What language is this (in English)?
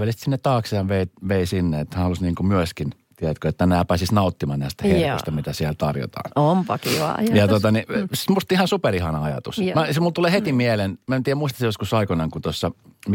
Finnish